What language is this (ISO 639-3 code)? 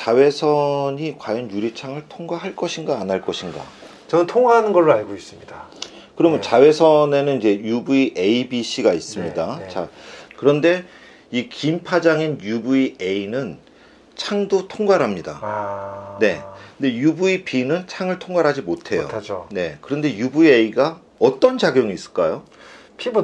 kor